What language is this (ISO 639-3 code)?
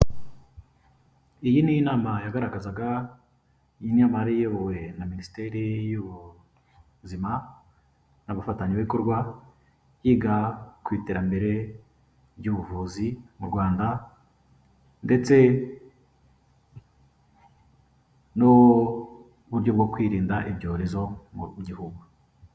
kin